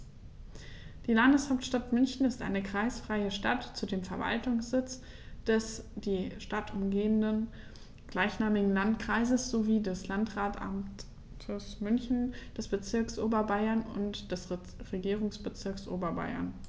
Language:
German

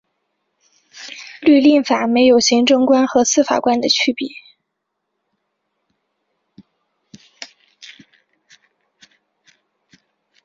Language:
Chinese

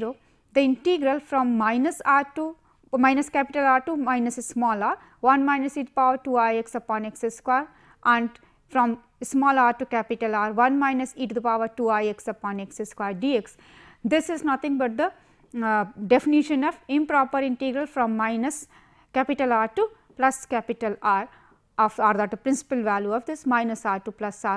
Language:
English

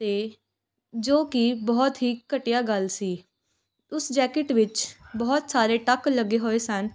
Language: Punjabi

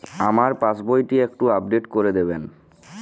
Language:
Bangla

